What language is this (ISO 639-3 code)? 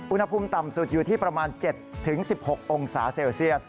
tha